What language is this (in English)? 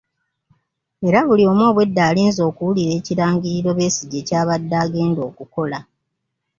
Ganda